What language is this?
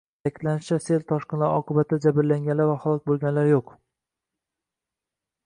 Uzbek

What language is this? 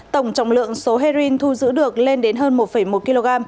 Vietnamese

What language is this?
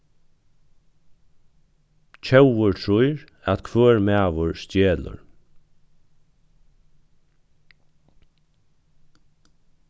Faroese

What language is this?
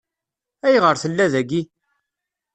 Kabyle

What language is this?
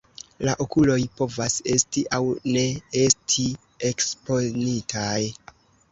Esperanto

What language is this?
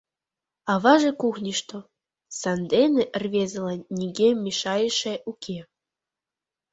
Mari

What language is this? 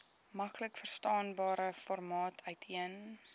Afrikaans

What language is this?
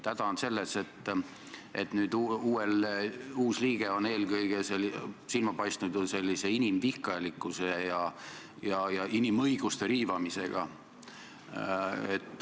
Estonian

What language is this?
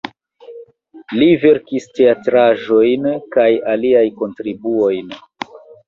Esperanto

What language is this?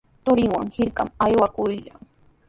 Sihuas Ancash Quechua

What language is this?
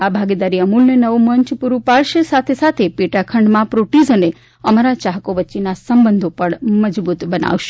Gujarati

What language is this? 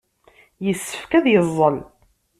Kabyle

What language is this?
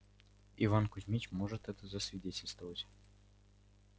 Russian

